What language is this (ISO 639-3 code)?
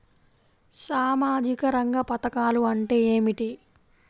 tel